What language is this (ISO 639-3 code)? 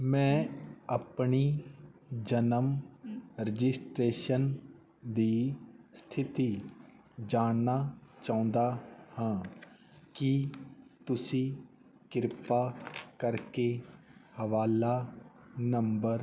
pan